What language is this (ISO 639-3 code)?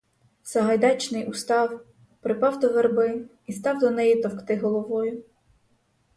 ukr